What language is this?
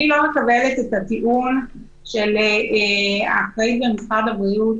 Hebrew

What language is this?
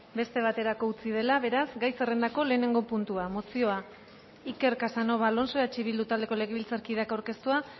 Basque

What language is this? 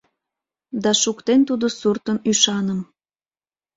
Mari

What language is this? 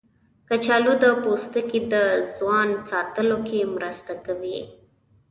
Pashto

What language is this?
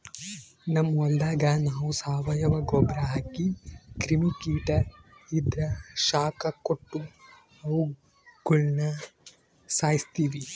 Kannada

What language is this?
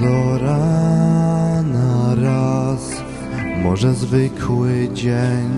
Polish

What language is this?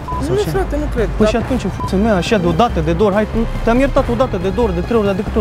Romanian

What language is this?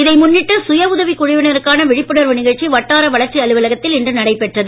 Tamil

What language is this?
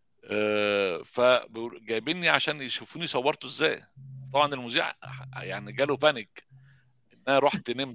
Arabic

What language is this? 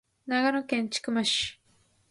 Japanese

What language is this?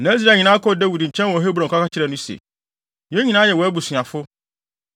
Akan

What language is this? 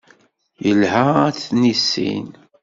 Kabyle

